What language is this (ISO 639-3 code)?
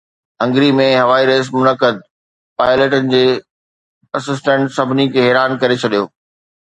snd